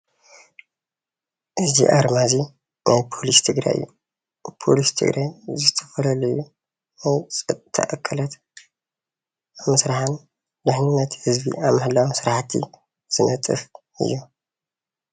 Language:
Tigrinya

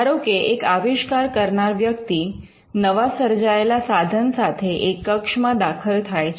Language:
Gujarati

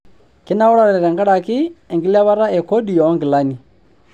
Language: Masai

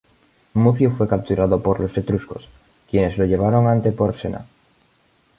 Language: Spanish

